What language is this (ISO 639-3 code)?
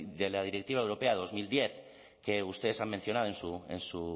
spa